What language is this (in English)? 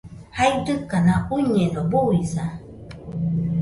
Nüpode Huitoto